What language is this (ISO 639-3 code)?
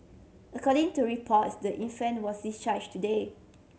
eng